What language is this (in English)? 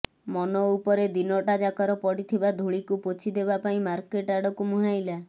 Odia